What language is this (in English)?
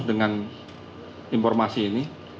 Indonesian